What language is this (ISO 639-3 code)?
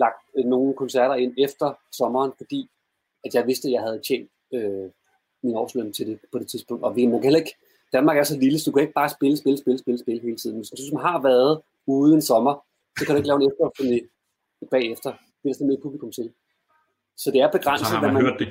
dan